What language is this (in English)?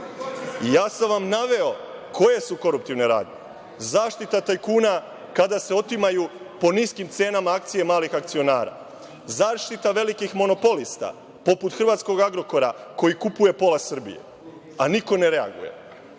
Serbian